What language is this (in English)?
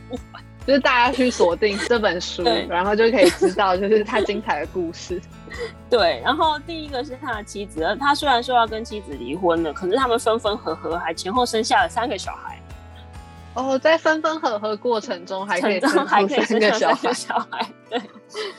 Chinese